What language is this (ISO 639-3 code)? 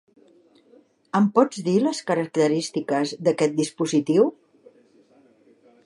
cat